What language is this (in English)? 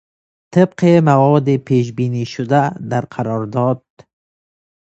Persian